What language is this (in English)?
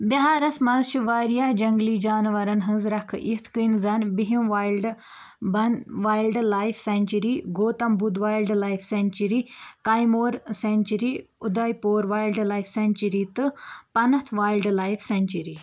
Kashmiri